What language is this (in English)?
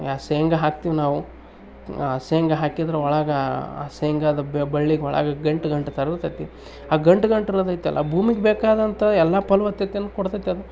Kannada